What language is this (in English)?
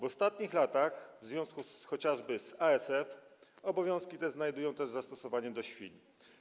Polish